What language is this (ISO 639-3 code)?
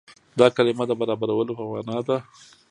pus